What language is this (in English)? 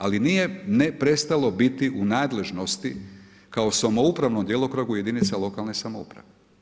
Croatian